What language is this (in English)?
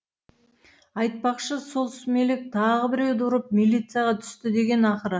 Kazakh